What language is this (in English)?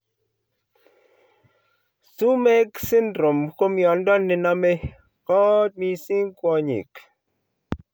Kalenjin